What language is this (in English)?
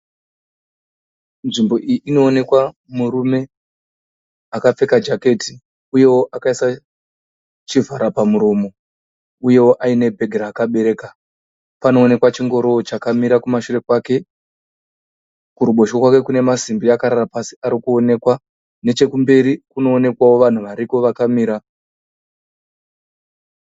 Shona